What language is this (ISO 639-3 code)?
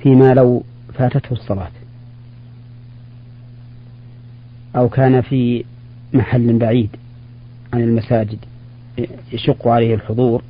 ara